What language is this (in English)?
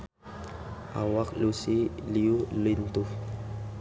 Sundanese